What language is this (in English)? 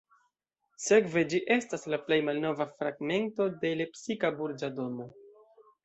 Esperanto